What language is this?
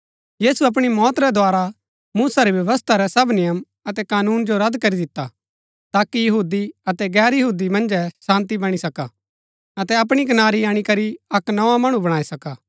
Gaddi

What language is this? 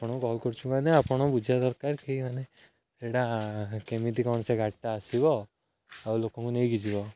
Odia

